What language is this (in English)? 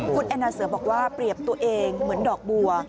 Thai